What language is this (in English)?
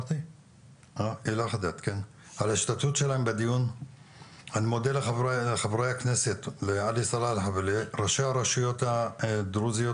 Hebrew